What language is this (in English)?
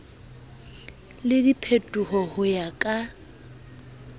Southern Sotho